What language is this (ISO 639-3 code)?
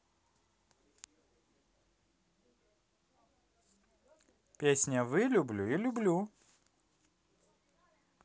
rus